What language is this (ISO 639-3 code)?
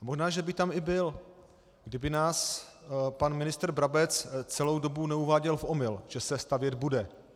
ces